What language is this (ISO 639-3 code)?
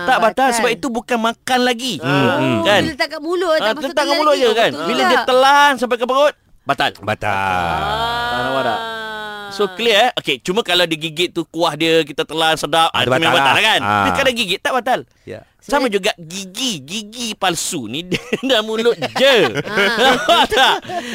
msa